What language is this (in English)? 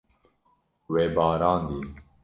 Kurdish